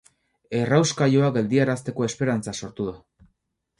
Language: Basque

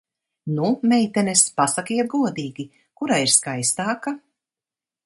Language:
Latvian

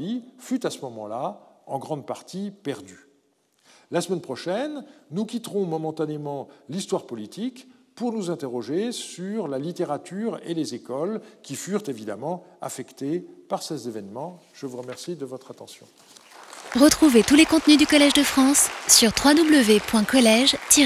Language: French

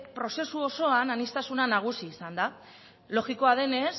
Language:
Basque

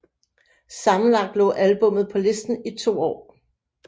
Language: Danish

